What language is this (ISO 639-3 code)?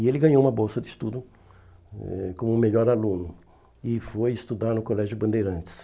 por